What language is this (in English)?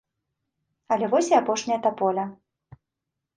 Belarusian